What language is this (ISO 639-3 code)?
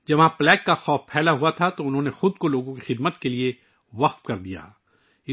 urd